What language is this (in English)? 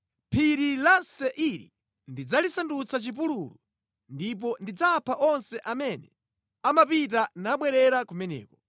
Nyanja